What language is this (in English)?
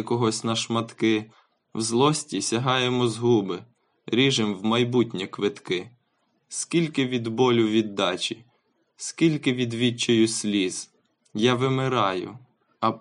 Ukrainian